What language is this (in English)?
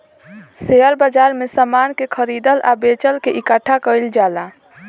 Bhojpuri